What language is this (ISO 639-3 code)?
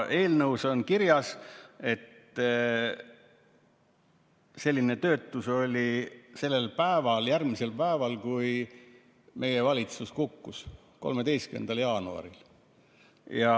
est